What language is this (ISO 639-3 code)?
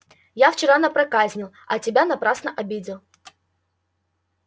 rus